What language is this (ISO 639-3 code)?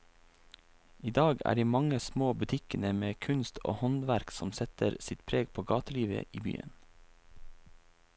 nor